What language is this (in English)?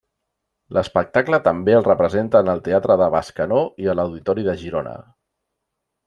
Catalan